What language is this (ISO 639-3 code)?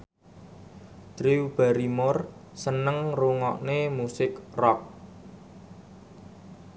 jav